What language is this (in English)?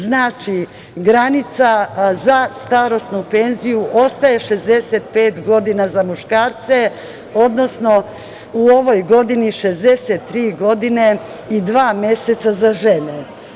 Serbian